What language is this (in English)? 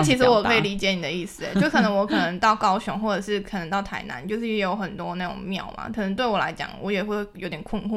Chinese